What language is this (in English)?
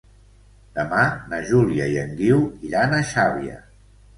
Catalan